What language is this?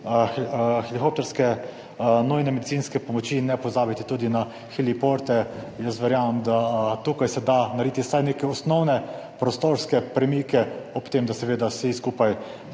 Slovenian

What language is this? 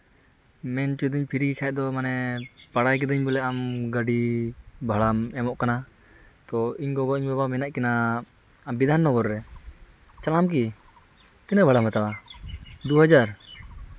Santali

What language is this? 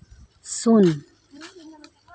Santali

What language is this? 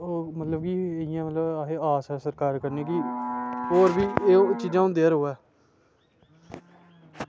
Dogri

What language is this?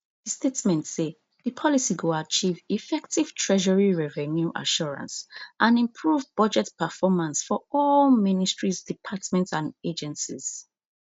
Nigerian Pidgin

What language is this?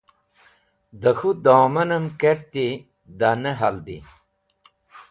Wakhi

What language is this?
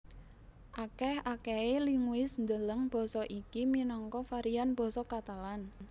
Javanese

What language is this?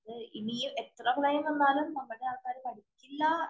Malayalam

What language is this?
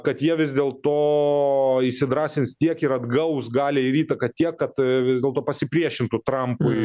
Lithuanian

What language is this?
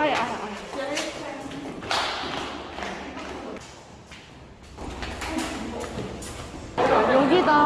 Korean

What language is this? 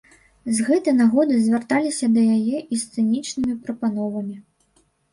Belarusian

